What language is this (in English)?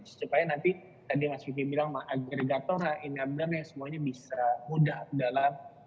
Indonesian